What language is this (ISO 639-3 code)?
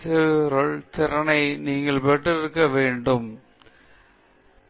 tam